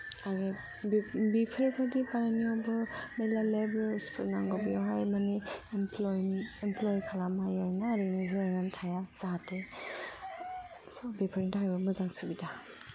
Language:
Bodo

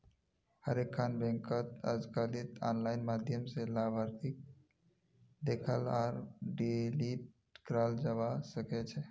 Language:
Magahi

